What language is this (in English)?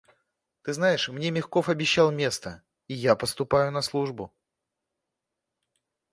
Russian